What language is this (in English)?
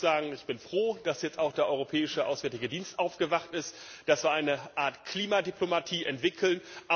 German